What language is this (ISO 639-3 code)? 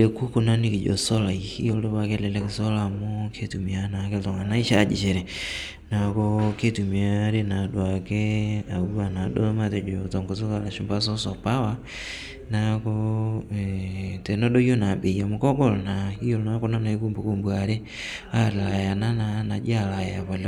mas